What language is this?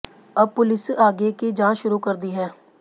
Hindi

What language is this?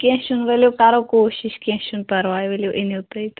Kashmiri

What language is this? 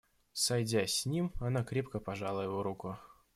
Russian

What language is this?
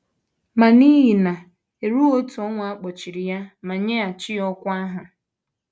Igbo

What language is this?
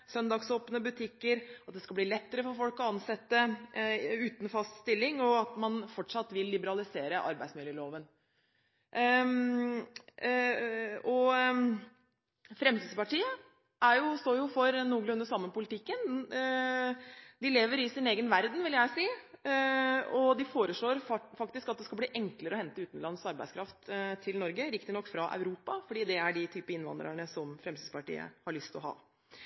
Norwegian Bokmål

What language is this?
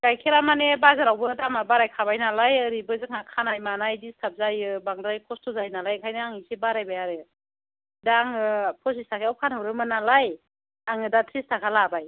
Bodo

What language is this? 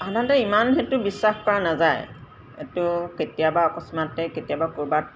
Assamese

